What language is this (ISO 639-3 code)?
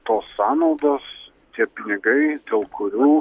lit